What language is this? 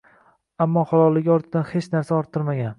Uzbek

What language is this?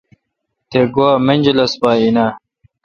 Kalkoti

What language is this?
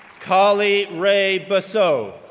English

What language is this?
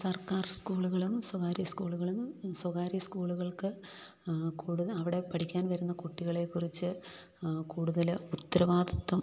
Malayalam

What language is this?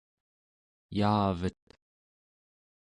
Central Yupik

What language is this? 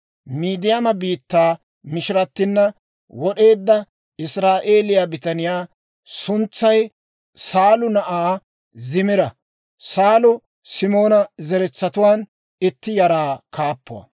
Dawro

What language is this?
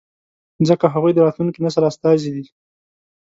Pashto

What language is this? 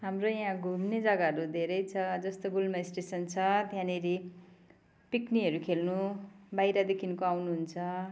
Nepali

